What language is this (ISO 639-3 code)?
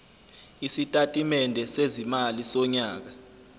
zul